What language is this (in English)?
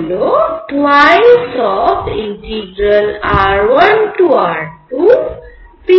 Bangla